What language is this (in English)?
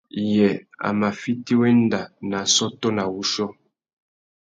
Tuki